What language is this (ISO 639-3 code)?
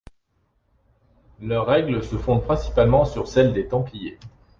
fra